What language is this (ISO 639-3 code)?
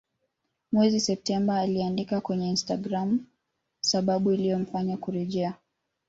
swa